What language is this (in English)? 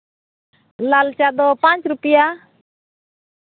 Santali